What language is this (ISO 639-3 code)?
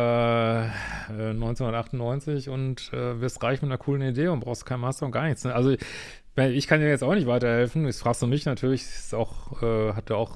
deu